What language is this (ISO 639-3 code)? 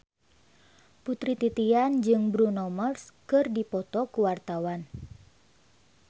sun